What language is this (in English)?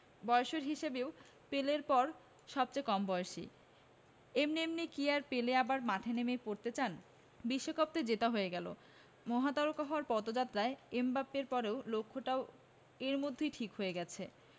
Bangla